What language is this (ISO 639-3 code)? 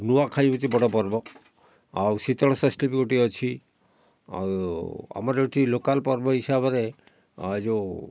ori